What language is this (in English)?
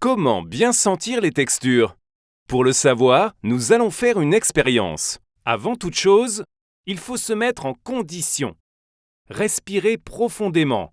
French